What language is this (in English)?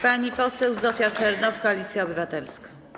Polish